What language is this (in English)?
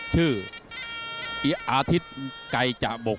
Thai